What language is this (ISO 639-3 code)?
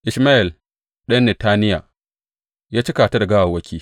hau